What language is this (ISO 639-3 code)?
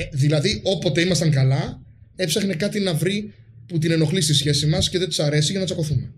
ell